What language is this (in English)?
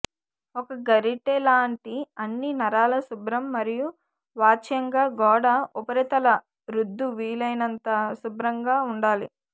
Telugu